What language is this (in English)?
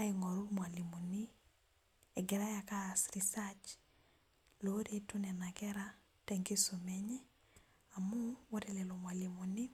Masai